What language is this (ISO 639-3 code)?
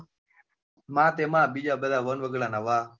guj